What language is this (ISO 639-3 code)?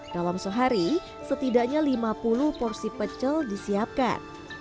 ind